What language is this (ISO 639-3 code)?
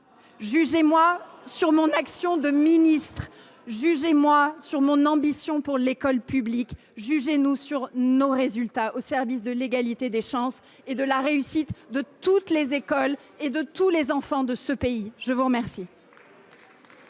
fra